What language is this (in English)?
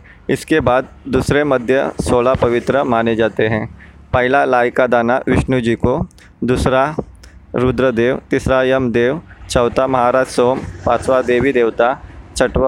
Hindi